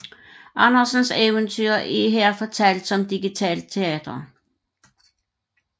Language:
Danish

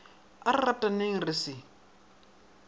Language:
Northern Sotho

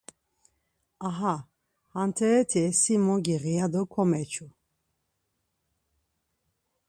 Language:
Laz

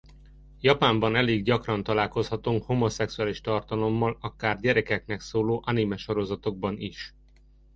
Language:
Hungarian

